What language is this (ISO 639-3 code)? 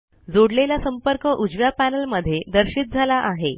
mar